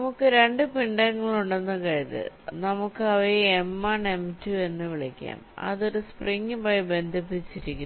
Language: Malayalam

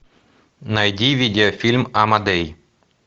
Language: Russian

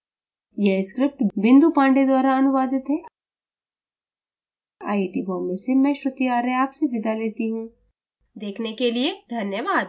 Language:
Hindi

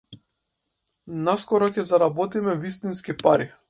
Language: Macedonian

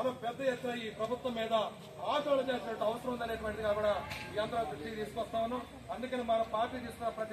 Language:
Telugu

